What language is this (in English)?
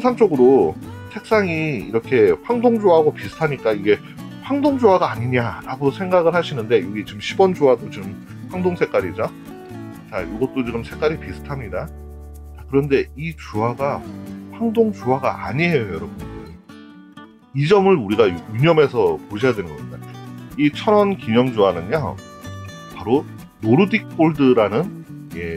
Korean